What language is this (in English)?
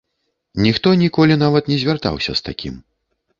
Belarusian